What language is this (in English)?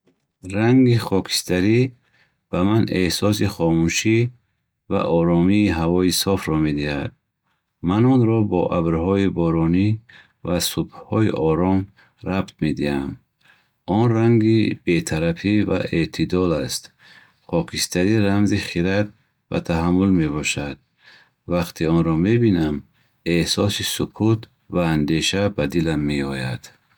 Bukharic